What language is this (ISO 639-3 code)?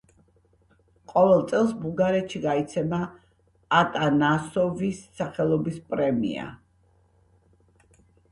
kat